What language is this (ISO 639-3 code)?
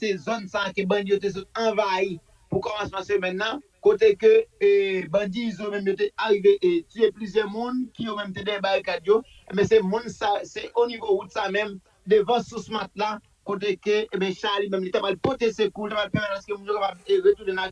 fra